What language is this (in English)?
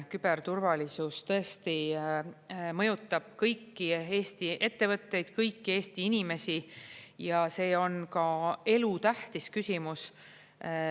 Estonian